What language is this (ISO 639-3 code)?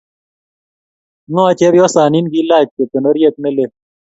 kln